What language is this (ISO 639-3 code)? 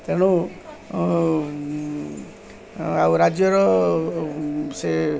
ori